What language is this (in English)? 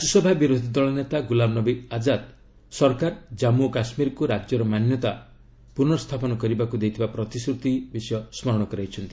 Odia